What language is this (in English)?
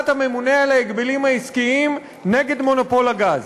Hebrew